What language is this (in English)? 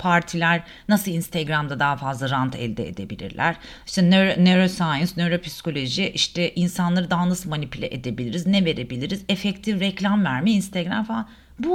Turkish